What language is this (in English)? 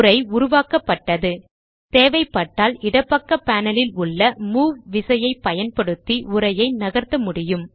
Tamil